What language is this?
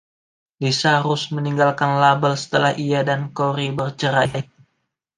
Indonesian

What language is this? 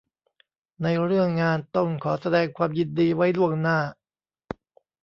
Thai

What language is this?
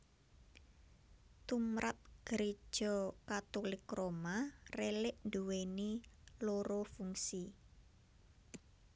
Javanese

